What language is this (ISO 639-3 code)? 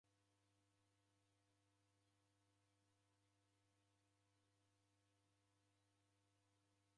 dav